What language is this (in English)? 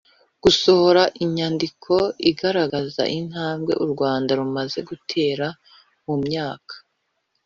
Kinyarwanda